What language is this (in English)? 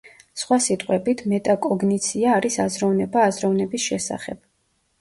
Georgian